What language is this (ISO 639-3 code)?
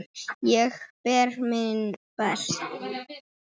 isl